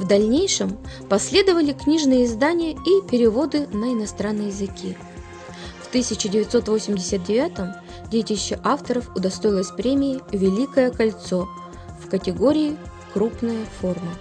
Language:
Russian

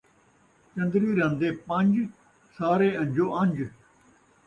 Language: Saraiki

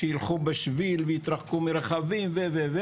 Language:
Hebrew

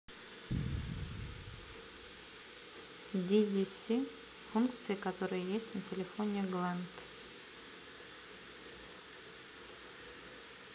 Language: Russian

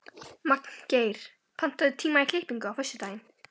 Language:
Icelandic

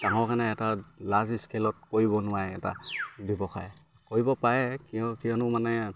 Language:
Assamese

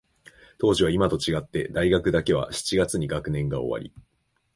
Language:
Japanese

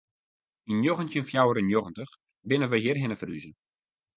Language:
Western Frisian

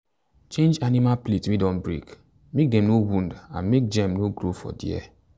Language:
Nigerian Pidgin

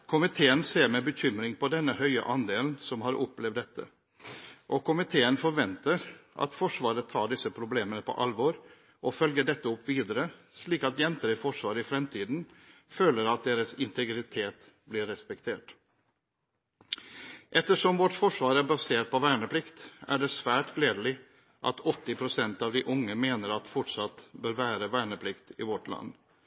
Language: Norwegian Bokmål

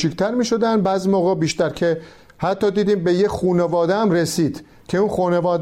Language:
Persian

